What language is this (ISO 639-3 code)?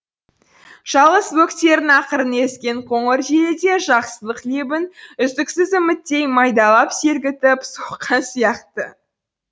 kaz